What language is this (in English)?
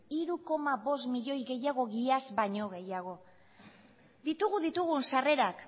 Basque